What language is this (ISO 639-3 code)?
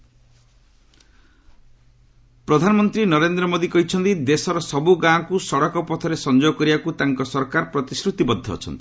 ori